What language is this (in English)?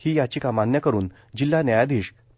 Marathi